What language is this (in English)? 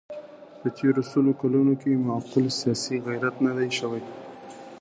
Pashto